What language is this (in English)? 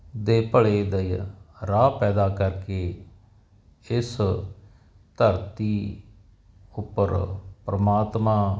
Punjabi